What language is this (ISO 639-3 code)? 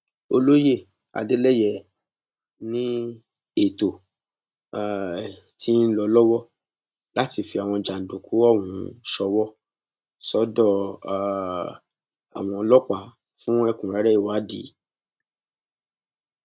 yor